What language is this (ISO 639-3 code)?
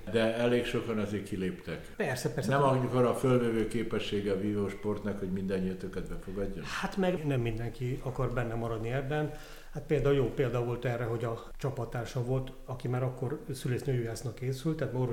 hun